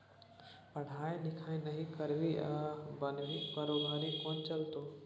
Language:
Maithili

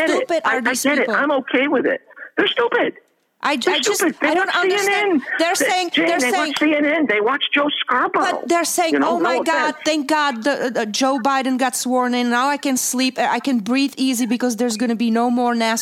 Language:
English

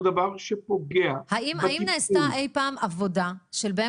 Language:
Hebrew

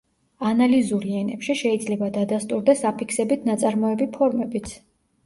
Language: Georgian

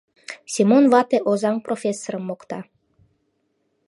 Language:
Mari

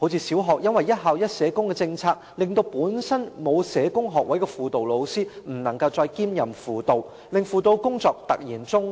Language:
Cantonese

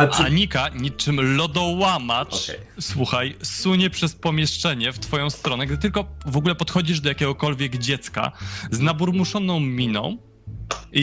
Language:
Polish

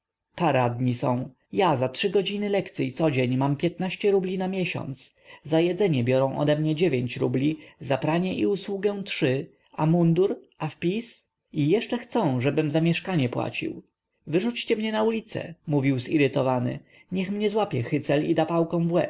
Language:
Polish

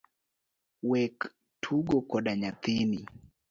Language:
Luo (Kenya and Tanzania)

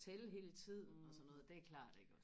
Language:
Danish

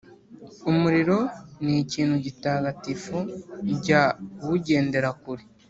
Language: Kinyarwanda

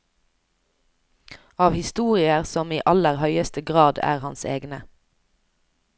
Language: Norwegian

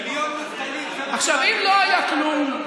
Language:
Hebrew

